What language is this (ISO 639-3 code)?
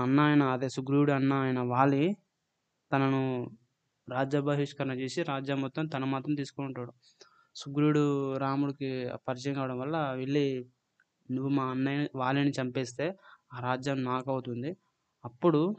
tel